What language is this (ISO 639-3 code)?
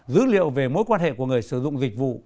vie